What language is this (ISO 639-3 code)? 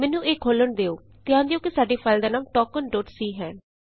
pan